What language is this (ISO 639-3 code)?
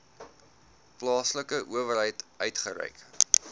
afr